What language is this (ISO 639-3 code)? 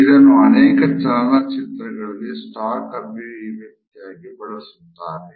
kan